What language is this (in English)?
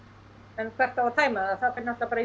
Icelandic